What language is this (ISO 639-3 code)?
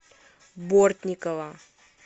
rus